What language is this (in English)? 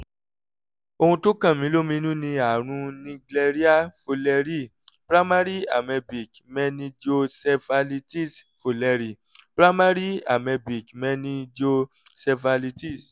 Yoruba